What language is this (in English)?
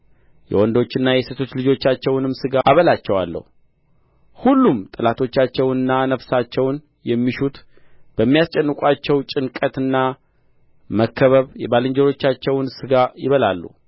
Amharic